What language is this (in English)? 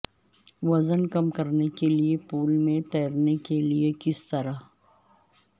Urdu